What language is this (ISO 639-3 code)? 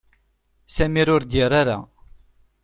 kab